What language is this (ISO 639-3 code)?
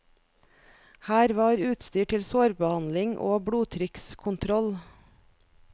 nor